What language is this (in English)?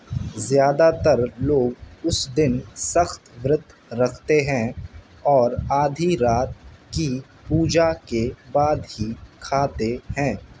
Urdu